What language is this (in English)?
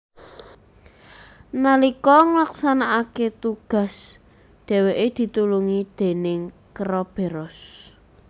Javanese